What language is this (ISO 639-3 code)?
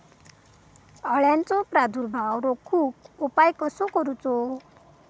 mar